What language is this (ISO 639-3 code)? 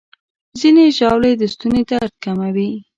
pus